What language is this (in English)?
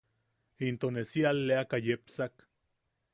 Yaqui